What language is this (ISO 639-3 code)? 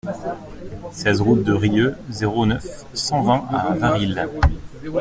fra